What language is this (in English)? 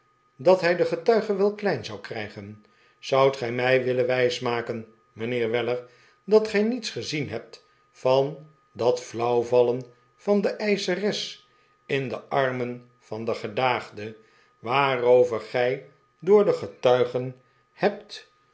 Dutch